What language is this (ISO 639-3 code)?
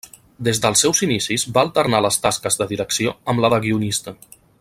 cat